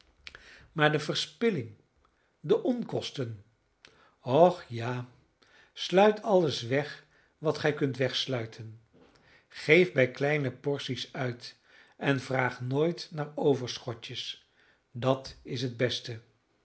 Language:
Dutch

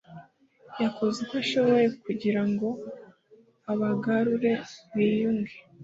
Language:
Kinyarwanda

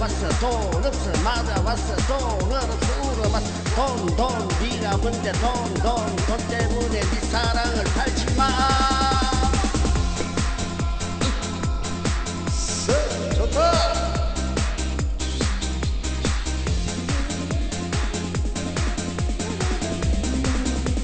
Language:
Korean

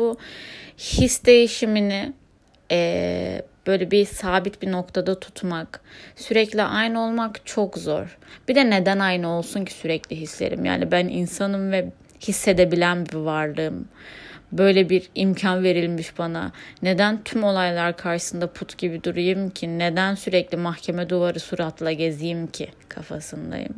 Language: Turkish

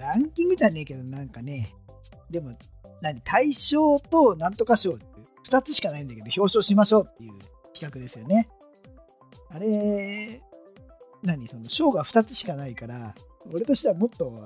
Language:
Japanese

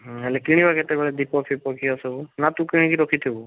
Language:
Odia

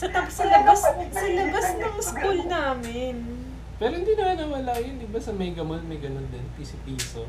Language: Filipino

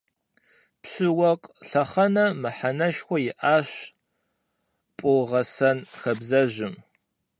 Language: Kabardian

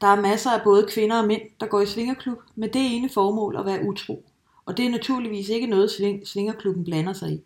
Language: Danish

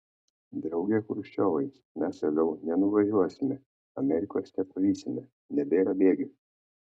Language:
Lithuanian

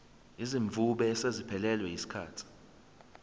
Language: Zulu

